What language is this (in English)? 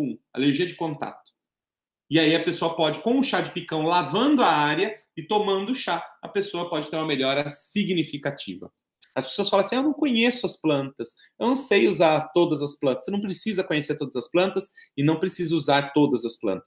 Portuguese